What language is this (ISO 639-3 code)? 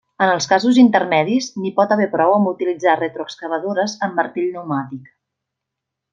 cat